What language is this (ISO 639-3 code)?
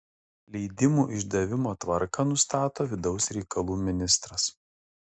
lit